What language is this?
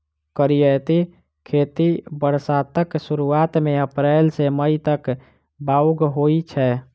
Maithili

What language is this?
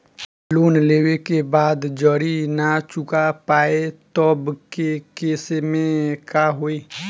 Bhojpuri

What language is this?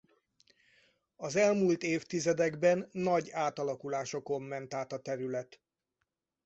Hungarian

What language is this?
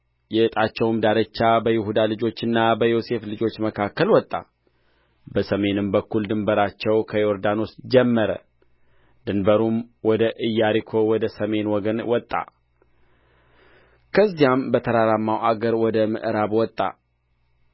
Amharic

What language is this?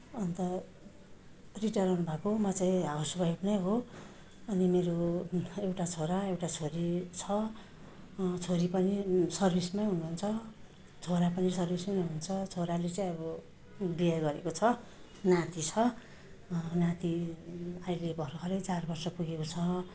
Nepali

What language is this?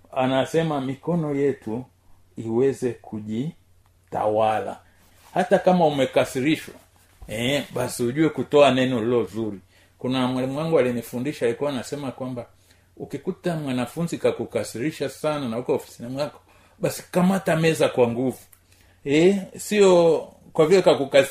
Swahili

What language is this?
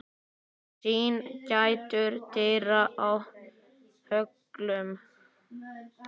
Icelandic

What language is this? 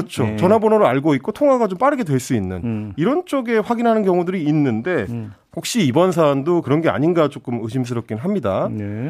Korean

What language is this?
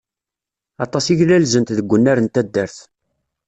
Kabyle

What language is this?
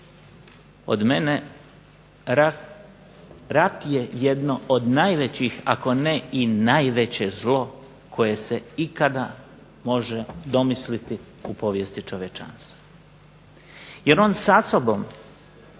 Croatian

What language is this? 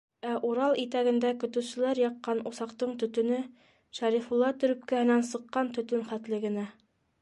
Bashkir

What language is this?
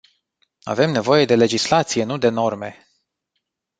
Romanian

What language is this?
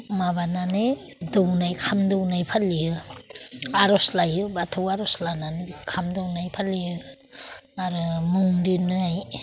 Bodo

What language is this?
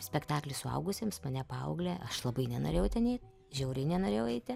Lithuanian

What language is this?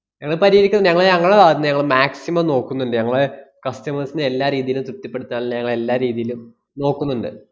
Malayalam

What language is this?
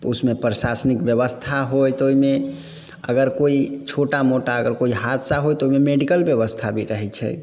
Maithili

